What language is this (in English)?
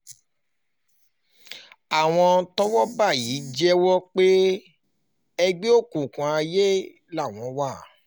Yoruba